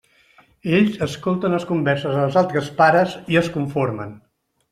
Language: Catalan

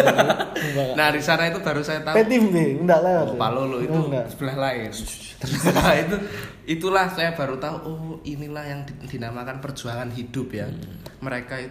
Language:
Indonesian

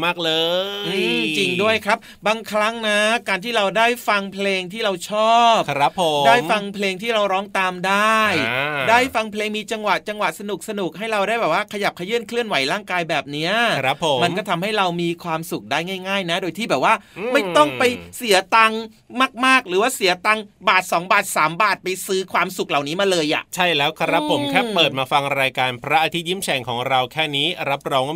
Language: Thai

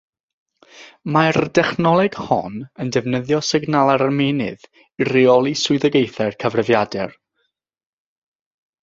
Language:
Welsh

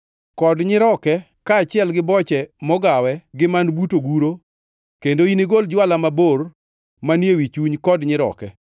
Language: Luo (Kenya and Tanzania)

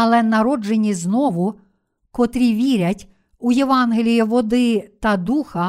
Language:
Ukrainian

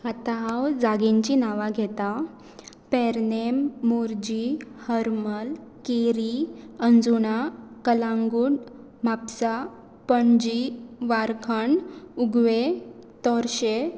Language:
Konkani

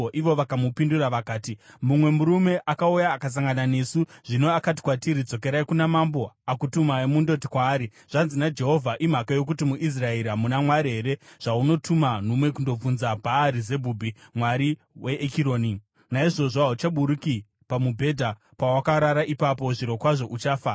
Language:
Shona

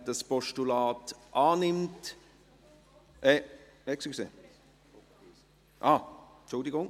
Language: Swiss German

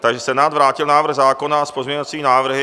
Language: Czech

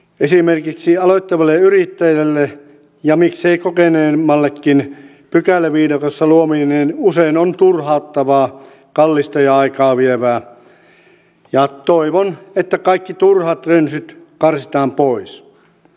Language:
Finnish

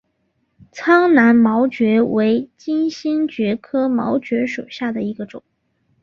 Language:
Chinese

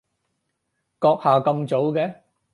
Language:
Cantonese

